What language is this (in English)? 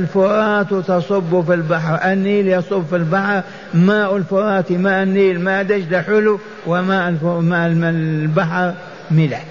Arabic